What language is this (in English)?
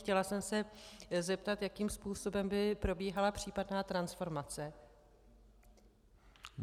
Czech